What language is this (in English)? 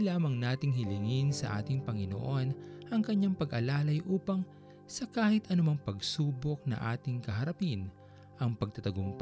Filipino